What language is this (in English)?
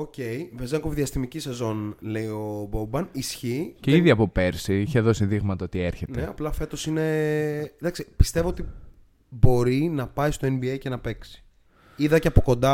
Greek